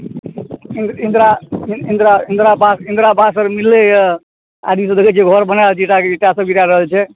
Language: Maithili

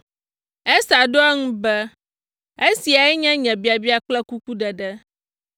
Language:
Ewe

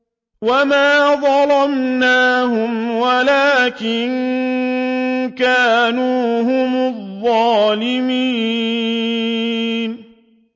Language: Arabic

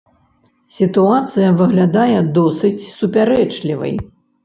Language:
Belarusian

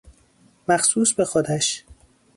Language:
Persian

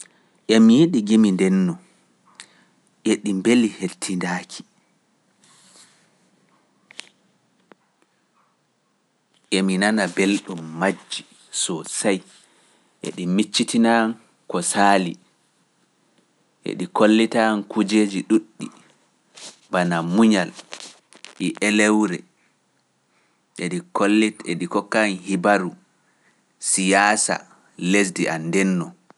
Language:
Pular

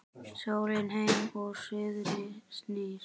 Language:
Icelandic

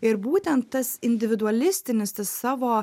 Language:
Lithuanian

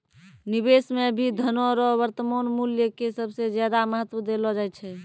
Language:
Maithili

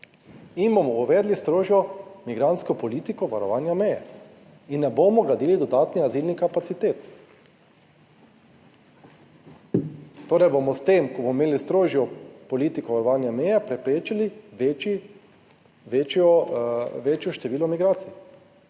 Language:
Slovenian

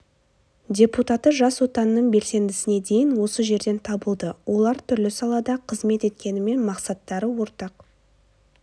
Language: Kazakh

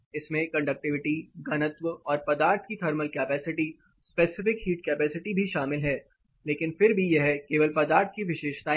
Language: Hindi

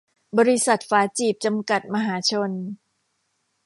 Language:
Thai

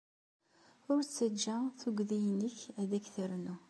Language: Kabyle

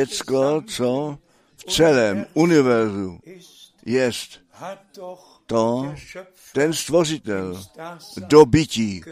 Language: Czech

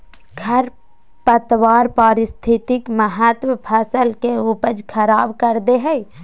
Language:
Magahi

